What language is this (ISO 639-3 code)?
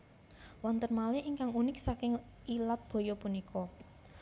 jav